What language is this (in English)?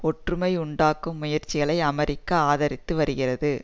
Tamil